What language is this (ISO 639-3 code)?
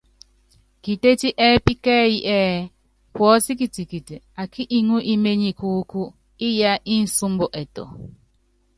yav